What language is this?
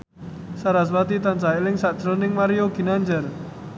Javanese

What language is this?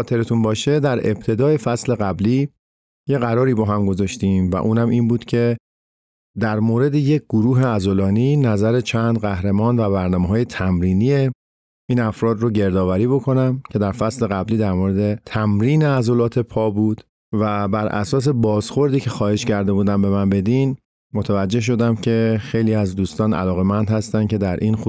Persian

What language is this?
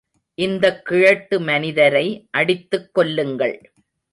Tamil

